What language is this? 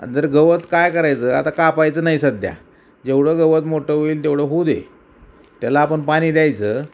Marathi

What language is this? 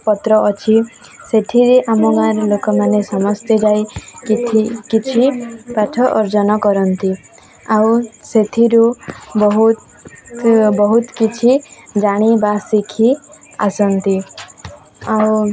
Odia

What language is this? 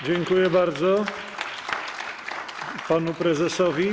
Polish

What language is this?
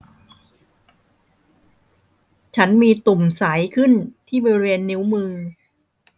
Thai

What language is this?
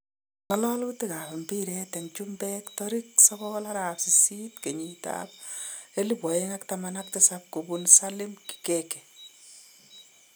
Kalenjin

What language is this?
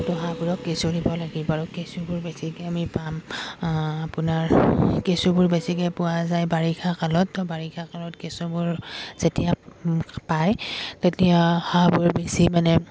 Assamese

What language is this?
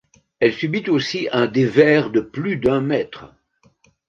French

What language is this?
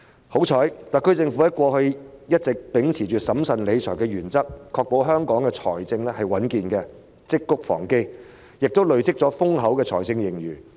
Cantonese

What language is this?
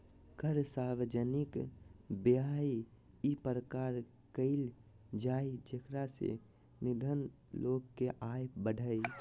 Magahi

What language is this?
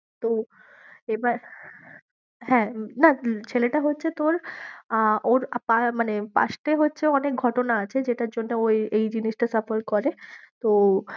Bangla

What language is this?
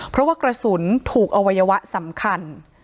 Thai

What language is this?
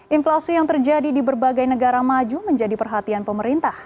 Indonesian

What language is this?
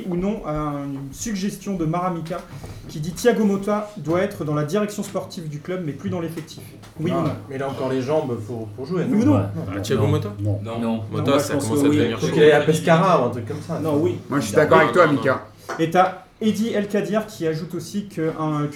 French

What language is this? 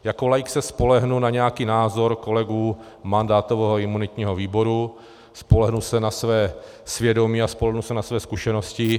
Czech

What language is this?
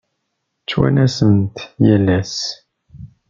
Kabyle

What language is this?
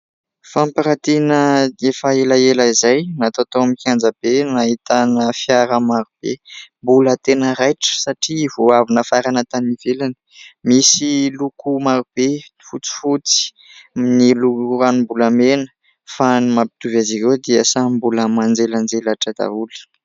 Malagasy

